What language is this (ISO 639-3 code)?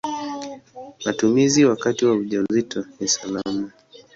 swa